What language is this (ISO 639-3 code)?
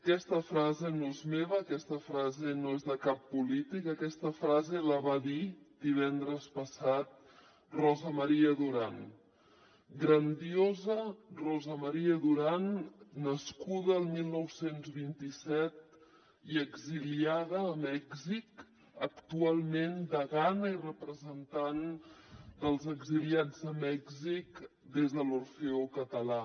cat